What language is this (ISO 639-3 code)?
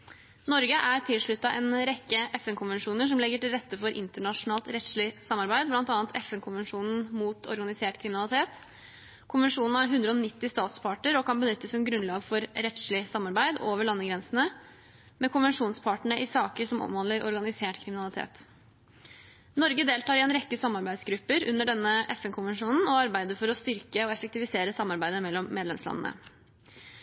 nob